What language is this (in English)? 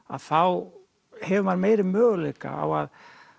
Icelandic